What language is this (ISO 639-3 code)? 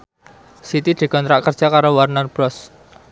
jav